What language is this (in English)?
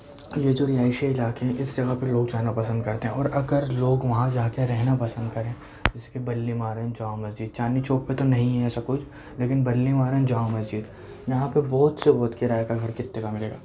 Urdu